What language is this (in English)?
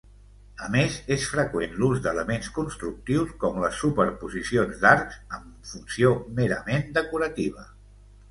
Catalan